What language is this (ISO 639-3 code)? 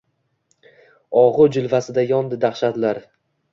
uzb